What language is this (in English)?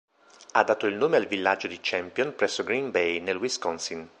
Italian